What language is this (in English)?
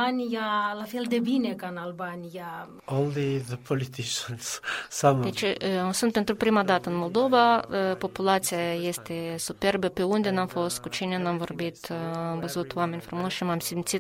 Romanian